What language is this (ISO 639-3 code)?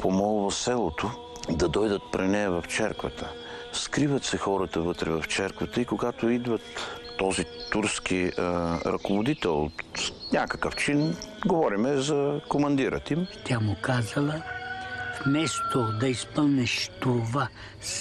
bul